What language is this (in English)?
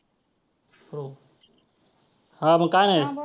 Marathi